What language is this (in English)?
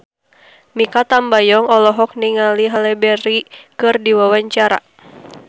Sundanese